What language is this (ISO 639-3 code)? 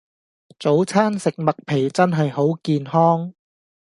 yue